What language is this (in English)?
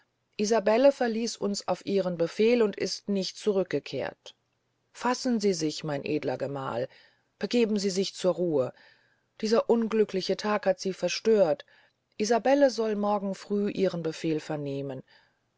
German